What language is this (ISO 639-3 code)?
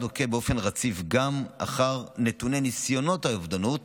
heb